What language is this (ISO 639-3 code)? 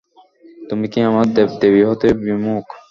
ben